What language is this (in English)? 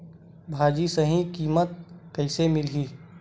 Chhattisgarhi